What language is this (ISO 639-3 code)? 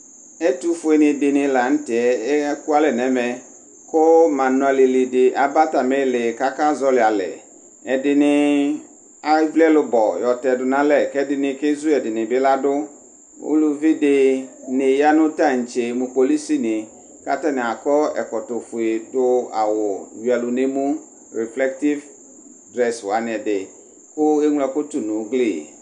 kpo